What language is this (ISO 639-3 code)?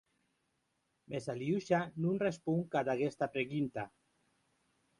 oci